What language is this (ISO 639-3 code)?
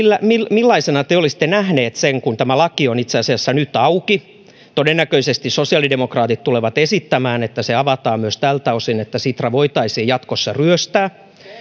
fin